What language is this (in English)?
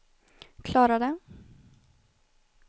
Swedish